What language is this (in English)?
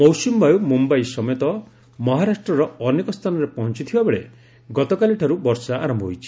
Odia